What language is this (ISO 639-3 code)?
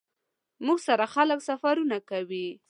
pus